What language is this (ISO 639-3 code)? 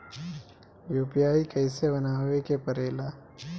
bho